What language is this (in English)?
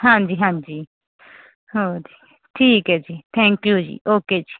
Punjabi